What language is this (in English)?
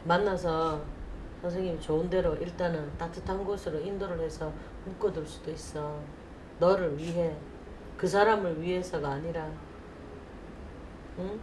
Korean